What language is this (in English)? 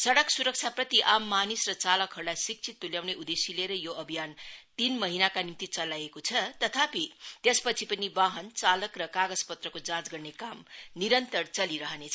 Nepali